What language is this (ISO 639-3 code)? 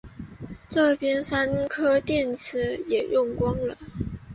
zho